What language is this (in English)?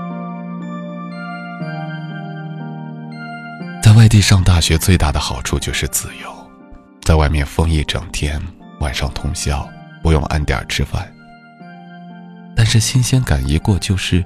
Chinese